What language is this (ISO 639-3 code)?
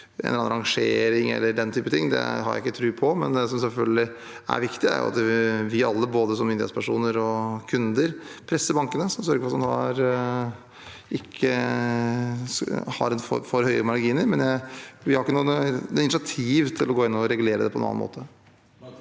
nor